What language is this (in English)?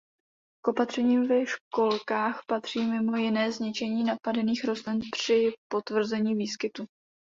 Czech